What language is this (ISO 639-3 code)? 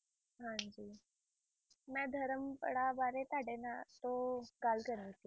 pan